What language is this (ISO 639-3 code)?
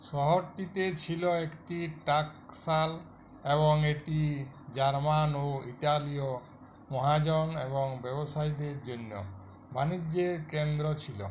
ben